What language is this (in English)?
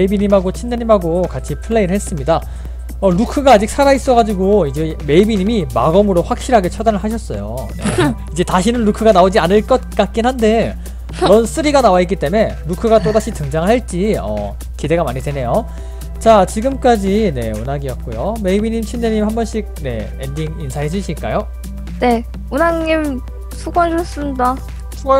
Korean